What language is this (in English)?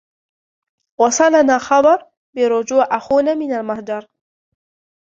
Arabic